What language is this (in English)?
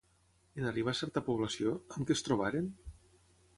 Catalan